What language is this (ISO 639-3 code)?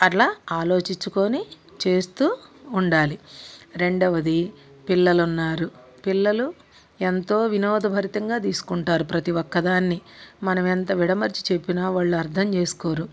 tel